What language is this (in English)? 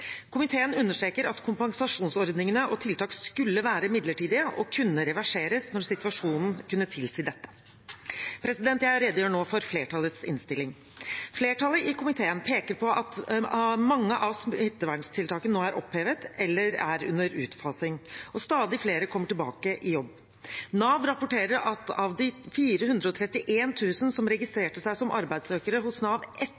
Norwegian Bokmål